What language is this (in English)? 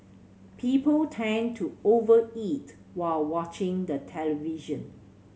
English